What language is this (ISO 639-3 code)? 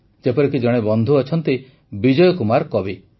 ori